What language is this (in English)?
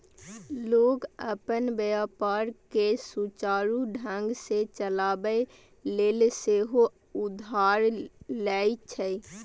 Maithili